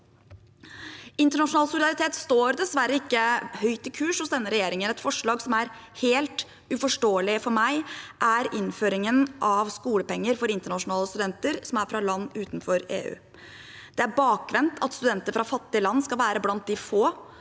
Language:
Norwegian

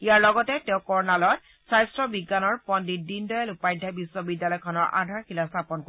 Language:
Assamese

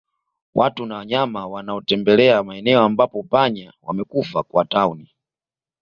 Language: Swahili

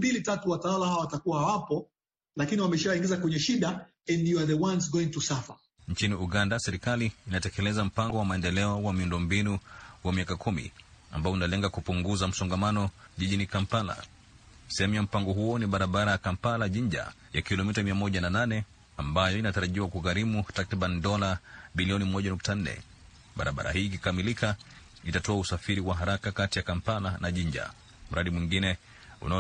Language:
Swahili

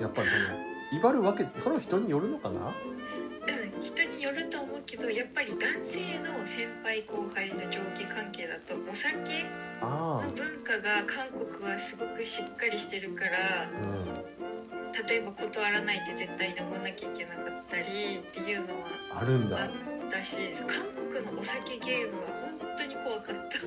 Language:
Japanese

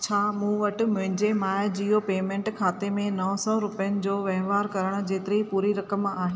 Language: Sindhi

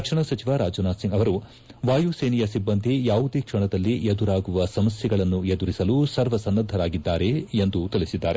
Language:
Kannada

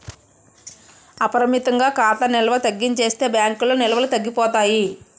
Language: Telugu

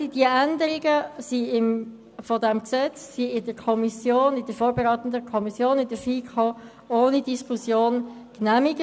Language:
Swiss German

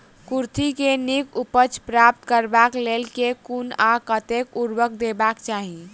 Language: Maithili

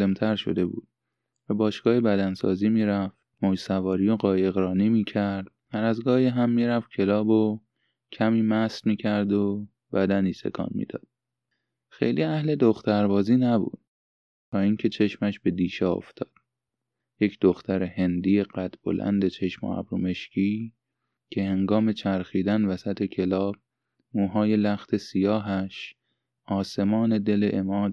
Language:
Persian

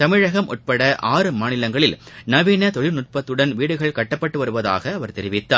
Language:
Tamil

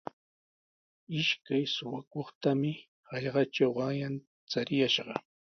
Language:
Sihuas Ancash Quechua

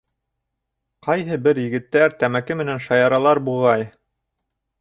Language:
Bashkir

